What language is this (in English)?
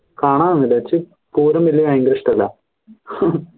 Malayalam